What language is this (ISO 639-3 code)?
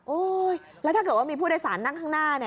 tha